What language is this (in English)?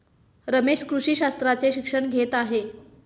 Marathi